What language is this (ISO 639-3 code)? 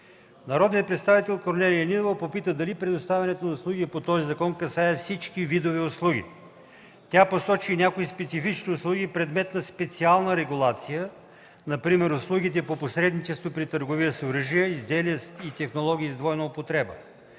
bul